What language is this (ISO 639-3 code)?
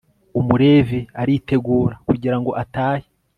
kin